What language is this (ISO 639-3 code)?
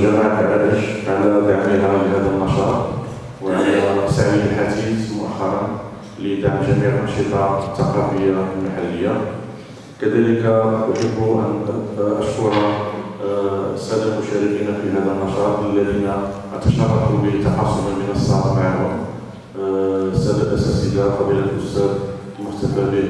ara